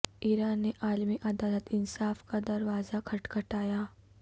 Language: Urdu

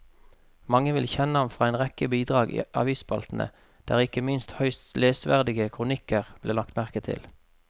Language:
Norwegian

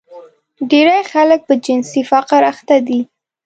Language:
Pashto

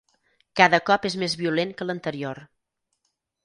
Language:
Catalan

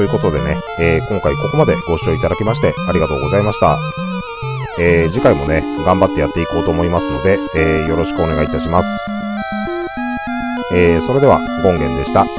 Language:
Japanese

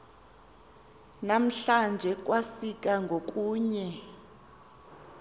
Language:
Xhosa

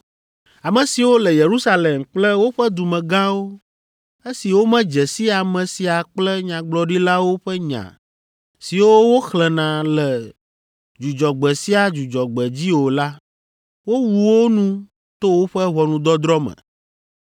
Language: Ewe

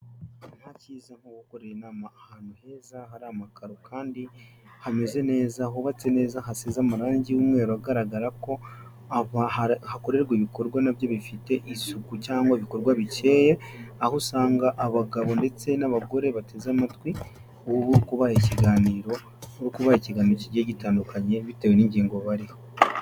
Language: Kinyarwanda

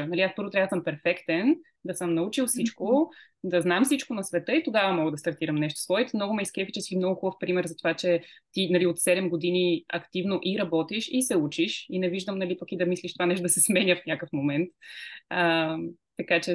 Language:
Bulgarian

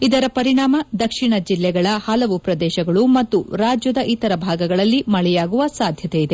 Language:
Kannada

